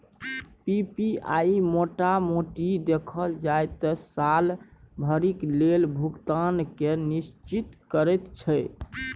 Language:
Maithili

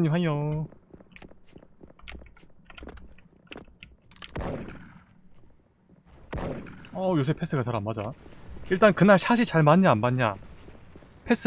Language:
Korean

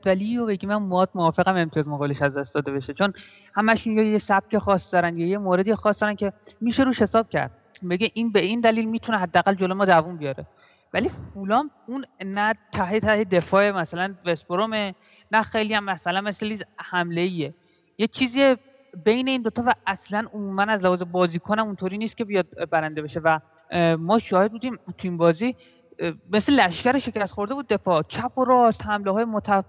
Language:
Persian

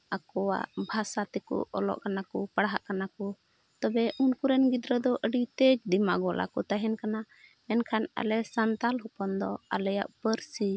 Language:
Santali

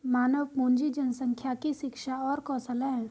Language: Hindi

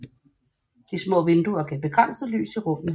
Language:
Danish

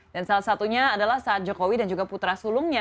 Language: Indonesian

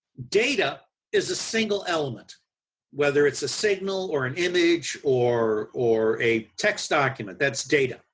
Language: English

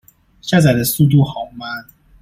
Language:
Chinese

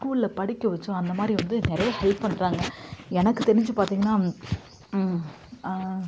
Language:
Tamil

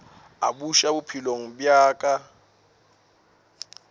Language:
Northern Sotho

